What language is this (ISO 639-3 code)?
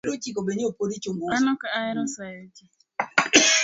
luo